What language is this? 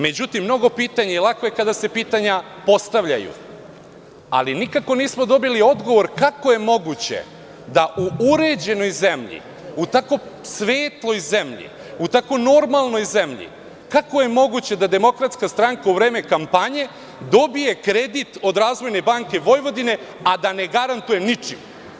Serbian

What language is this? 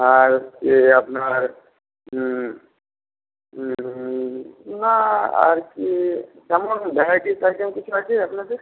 Bangla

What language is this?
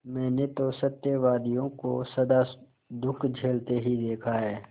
Hindi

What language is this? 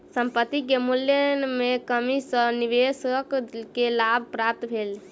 Maithili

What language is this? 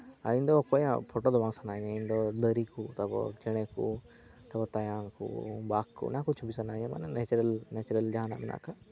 Santali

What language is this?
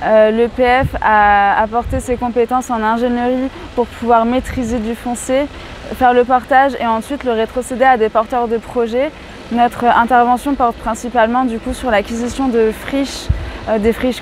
French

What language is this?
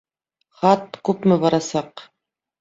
Bashkir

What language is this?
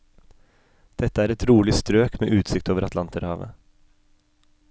Norwegian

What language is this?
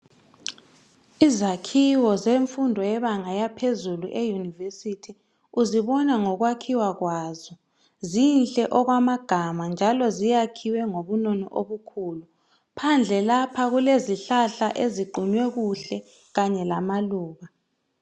North Ndebele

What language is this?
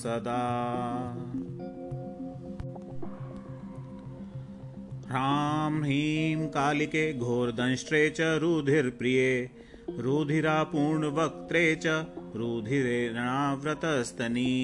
Hindi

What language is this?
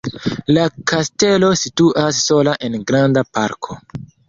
Esperanto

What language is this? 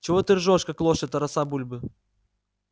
Russian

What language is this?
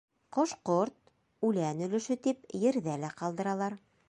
Bashkir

